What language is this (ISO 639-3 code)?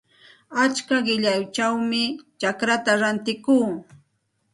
qxt